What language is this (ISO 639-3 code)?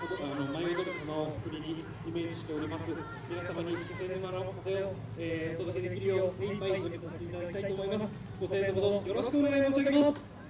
jpn